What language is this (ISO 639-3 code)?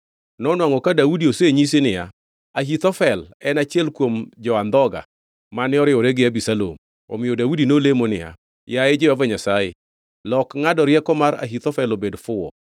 luo